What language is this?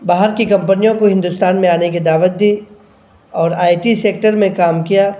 Urdu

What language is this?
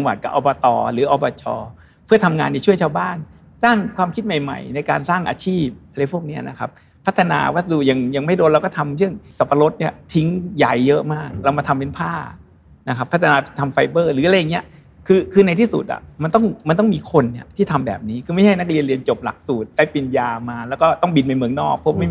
Thai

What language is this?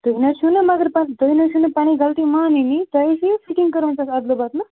Kashmiri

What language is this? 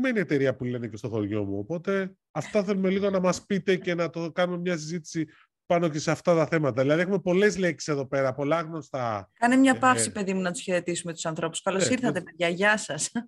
Greek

